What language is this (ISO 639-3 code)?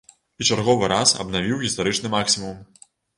bel